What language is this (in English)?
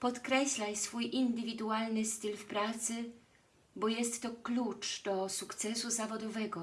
Polish